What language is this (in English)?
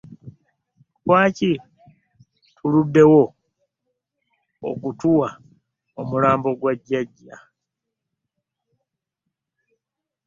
Ganda